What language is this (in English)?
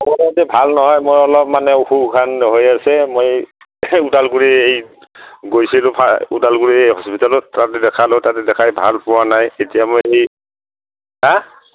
Assamese